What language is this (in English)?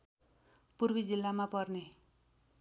Nepali